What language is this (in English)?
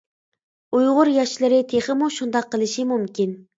Uyghur